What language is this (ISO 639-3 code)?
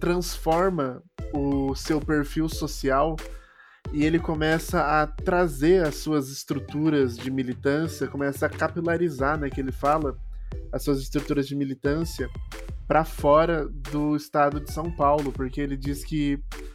por